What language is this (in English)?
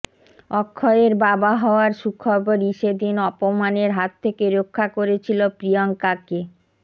Bangla